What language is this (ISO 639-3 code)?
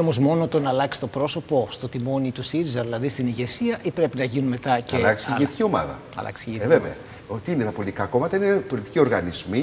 ell